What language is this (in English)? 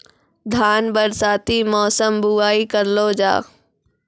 Maithili